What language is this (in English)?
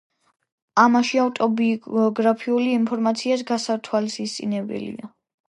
Georgian